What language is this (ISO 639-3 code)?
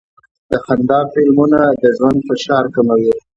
pus